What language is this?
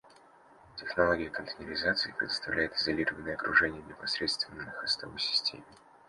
Russian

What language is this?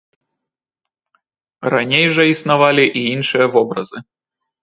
Belarusian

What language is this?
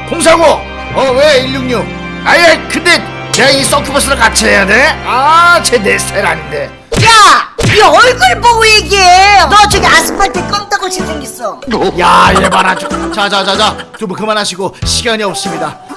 Korean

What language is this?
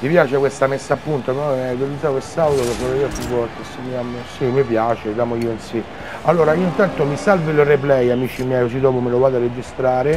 Italian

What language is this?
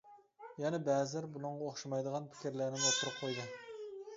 Uyghur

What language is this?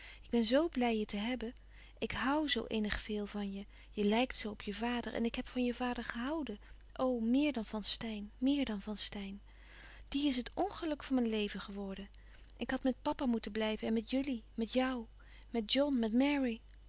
Dutch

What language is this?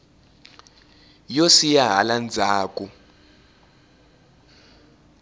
Tsonga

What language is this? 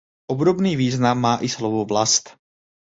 Czech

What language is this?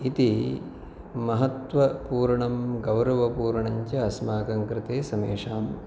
Sanskrit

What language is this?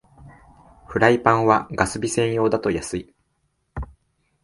Japanese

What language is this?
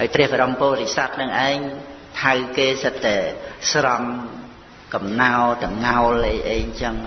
Khmer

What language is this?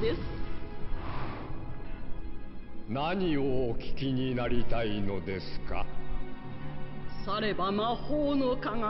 Thai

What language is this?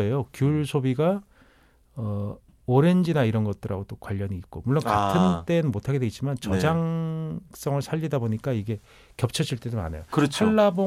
Korean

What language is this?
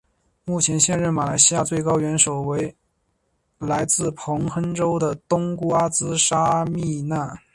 Chinese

